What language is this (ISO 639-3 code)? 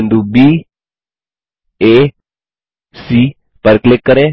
hin